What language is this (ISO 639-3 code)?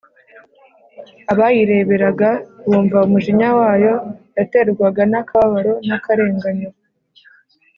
kin